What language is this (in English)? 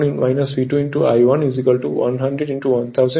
Bangla